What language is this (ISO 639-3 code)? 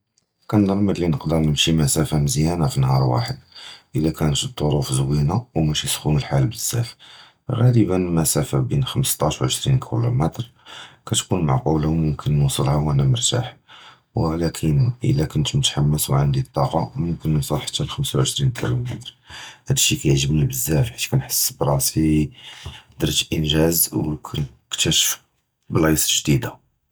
jrb